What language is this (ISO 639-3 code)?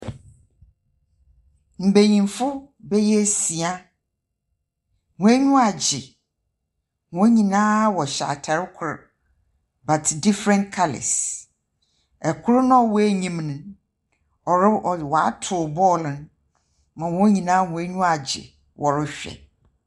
aka